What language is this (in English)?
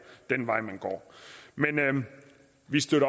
Danish